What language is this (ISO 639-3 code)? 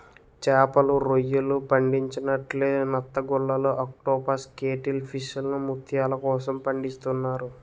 tel